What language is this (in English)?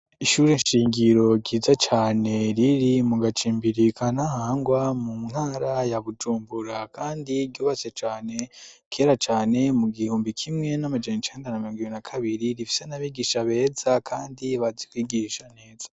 Rundi